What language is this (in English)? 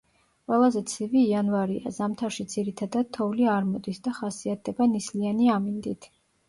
Georgian